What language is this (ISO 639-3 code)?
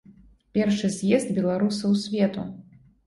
bel